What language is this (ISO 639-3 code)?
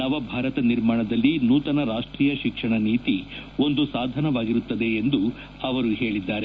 kan